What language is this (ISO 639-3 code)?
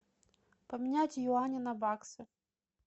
rus